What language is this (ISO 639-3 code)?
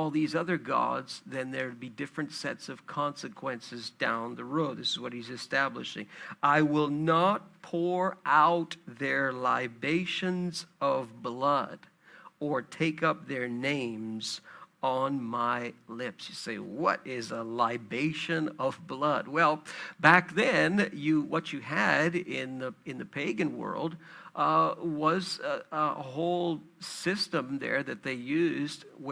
eng